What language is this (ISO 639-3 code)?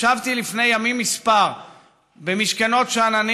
heb